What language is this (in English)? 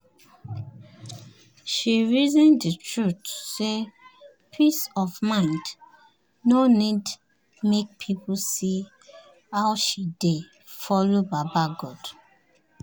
Nigerian Pidgin